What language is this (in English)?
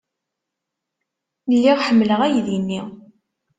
Kabyle